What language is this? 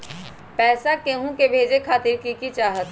Magahi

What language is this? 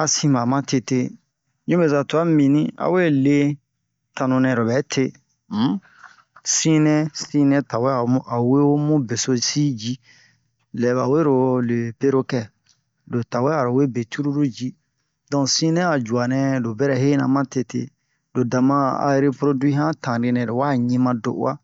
Bomu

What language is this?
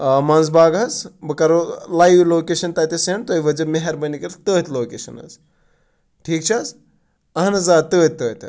Kashmiri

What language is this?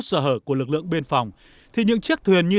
Vietnamese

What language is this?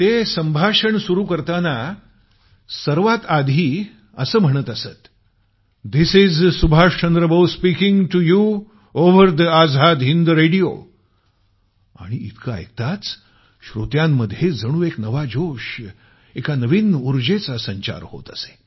Marathi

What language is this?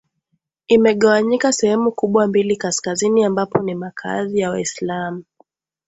Swahili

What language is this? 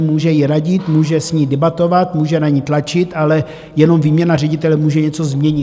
Czech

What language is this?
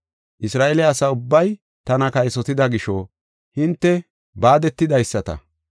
Gofa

